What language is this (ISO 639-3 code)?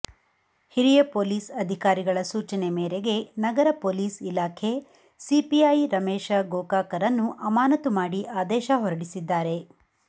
kan